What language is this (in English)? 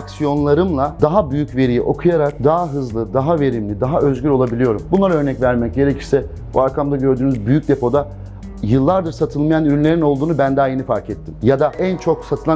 Turkish